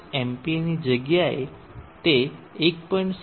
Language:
Gujarati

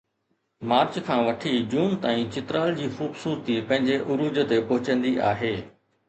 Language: Sindhi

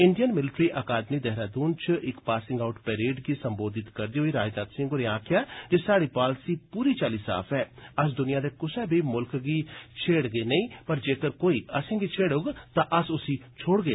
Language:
Dogri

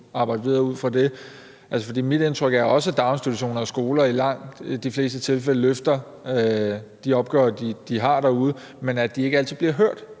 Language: Danish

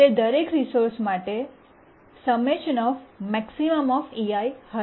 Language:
Gujarati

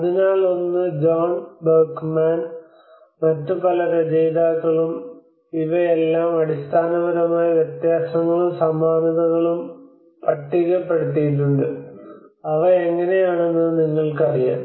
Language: Malayalam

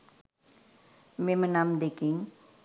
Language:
Sinhala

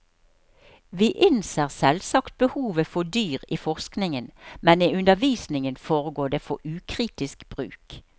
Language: Norwegian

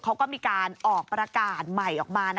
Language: Thai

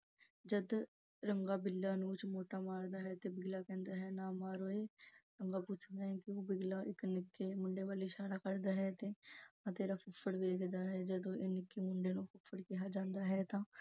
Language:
Punjabi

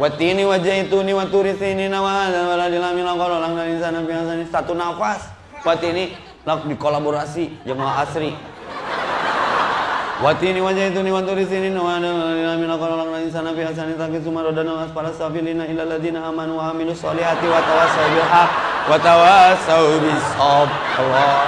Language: Indonesian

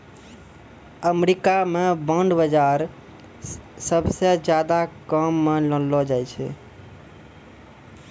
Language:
Maithili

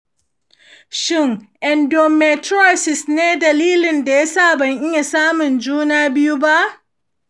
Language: Hausa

